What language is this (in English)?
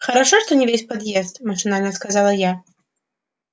Russian